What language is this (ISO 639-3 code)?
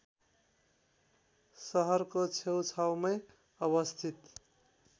nep